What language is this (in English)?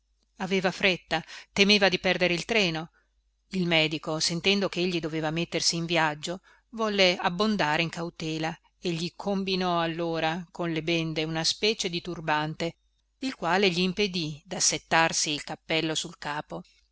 Italian